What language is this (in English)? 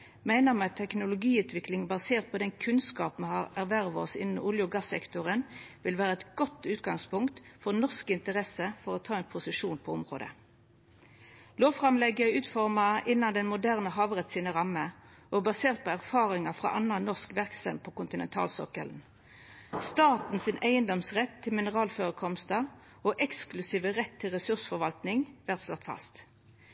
Norwegian Nynorsk